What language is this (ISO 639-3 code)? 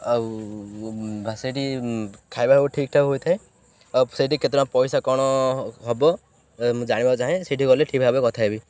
ori